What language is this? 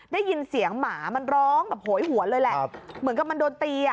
Thai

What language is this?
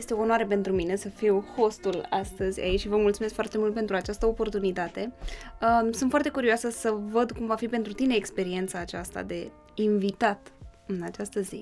Romanian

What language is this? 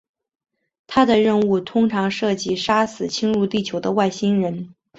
Chinese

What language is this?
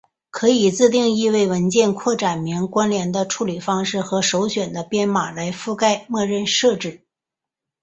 Chinese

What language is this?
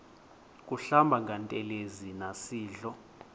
Xhosa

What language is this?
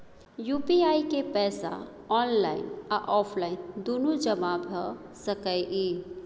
Maithili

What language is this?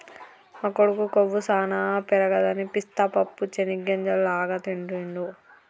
Telugu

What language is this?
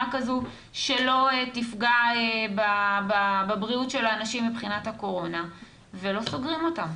Hebrew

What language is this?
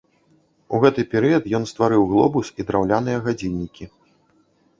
Belarusian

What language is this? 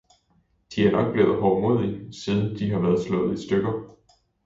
Danish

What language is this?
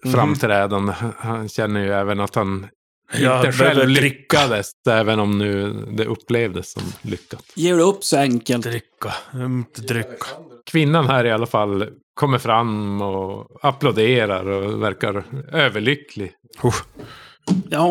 Swedish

